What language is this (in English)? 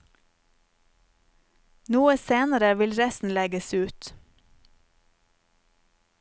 Norwegian